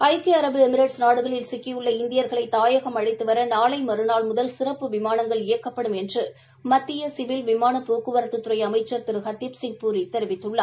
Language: Tamil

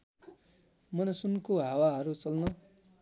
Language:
Nepali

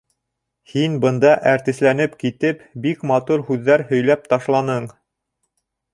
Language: Bashkir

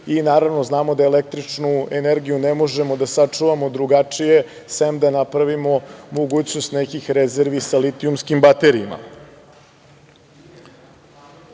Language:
Serbian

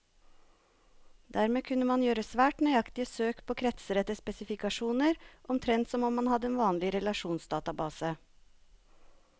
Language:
Norwegian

